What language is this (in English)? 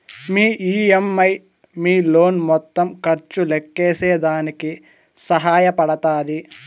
Telugu